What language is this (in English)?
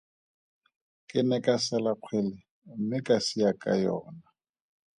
Tswana